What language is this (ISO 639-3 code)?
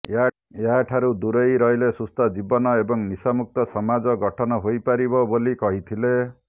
ori